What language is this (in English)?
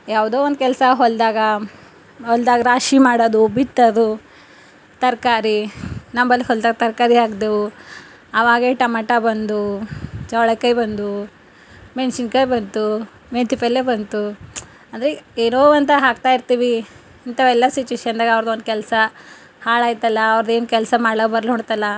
Kannada